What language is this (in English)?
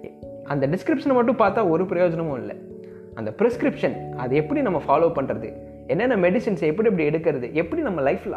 Tamil